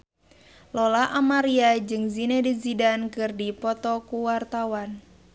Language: Sundanese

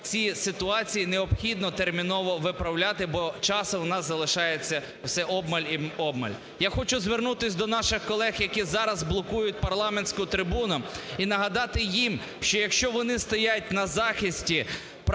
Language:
Ukrainian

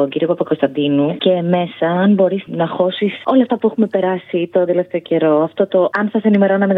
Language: Greek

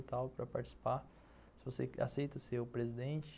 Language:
Portuguese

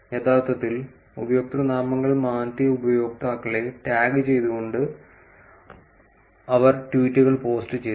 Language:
Malayalam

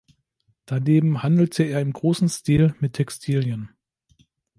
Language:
German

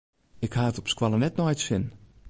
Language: Western Frisian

